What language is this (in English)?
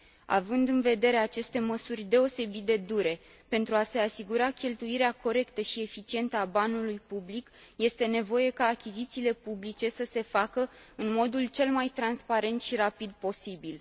Romanian